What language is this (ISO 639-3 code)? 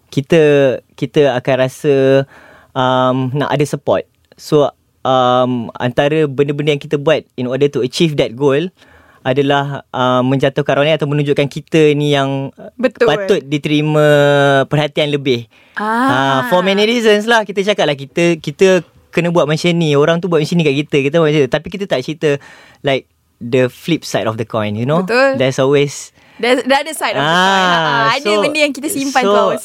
msa